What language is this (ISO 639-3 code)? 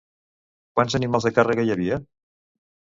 cat